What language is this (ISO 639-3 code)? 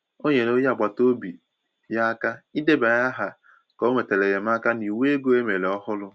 ibo